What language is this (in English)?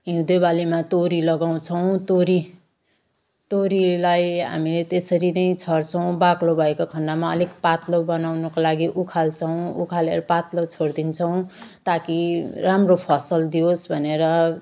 Nepali